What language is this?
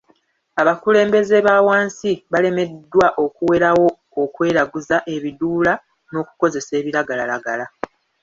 Ganda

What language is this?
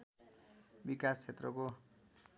Nepali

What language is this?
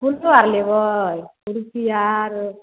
Maithili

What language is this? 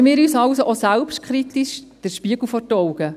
Swiss German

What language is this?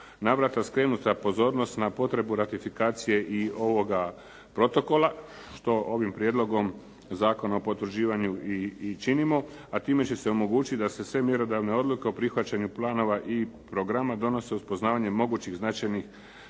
Croatian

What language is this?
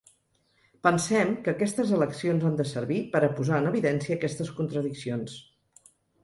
Catalan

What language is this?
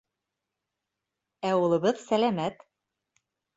Bashkir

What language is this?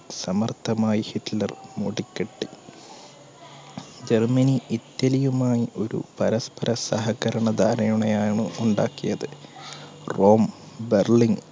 Malayalam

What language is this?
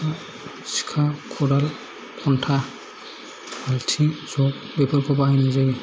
Bodo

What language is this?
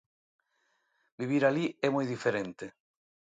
Galician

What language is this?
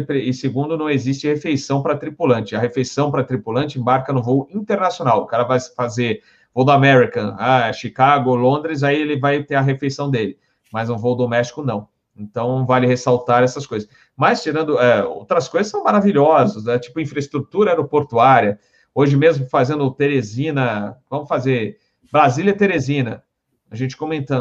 Portuguese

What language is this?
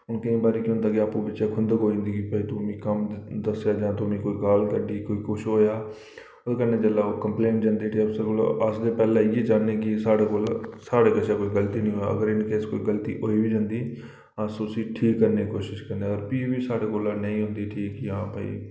Dogri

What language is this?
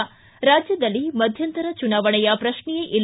Kannada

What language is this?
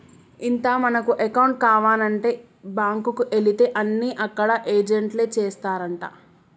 Telugu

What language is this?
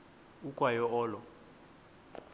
Xhosa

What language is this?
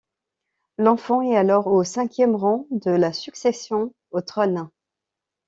French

